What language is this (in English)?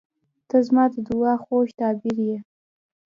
Pashto